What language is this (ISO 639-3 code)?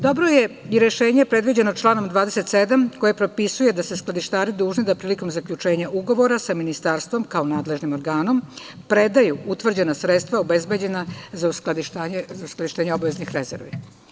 srp